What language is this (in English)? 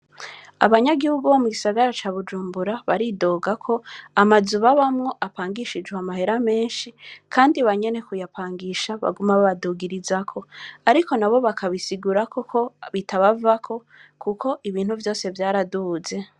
Rundi